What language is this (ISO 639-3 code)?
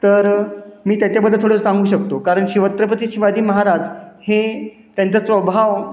mar